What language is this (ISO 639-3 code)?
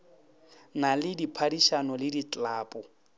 nso